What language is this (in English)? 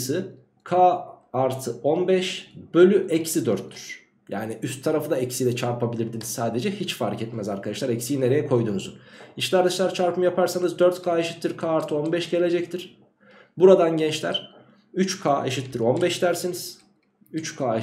Turkish